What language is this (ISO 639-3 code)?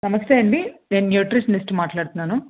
tel